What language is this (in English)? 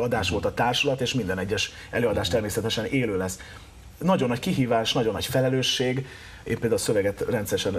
Hungarian